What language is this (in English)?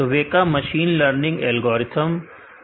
Hindi